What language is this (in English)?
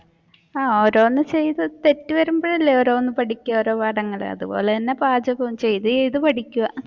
Malayalam